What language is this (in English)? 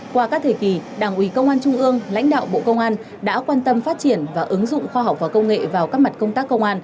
Vietnamese